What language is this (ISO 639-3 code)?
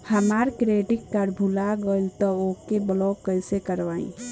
bho